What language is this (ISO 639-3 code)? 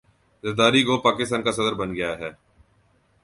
urd